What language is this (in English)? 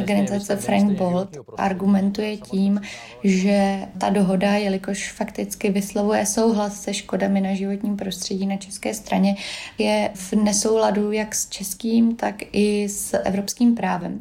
Czech